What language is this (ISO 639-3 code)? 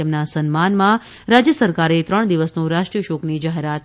guj